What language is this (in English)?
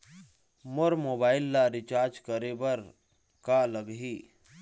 Chhattisgarhi